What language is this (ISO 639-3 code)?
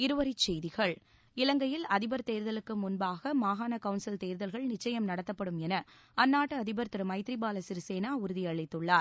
tam